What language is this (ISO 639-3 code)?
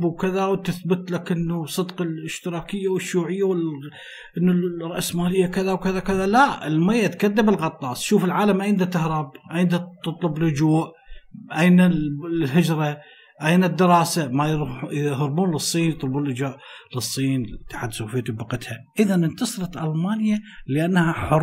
ara